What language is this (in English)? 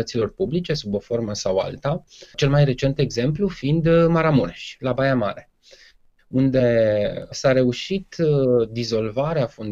Romanian